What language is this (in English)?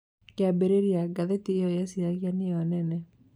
Kikuyu